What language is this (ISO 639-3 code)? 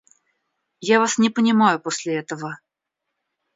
rus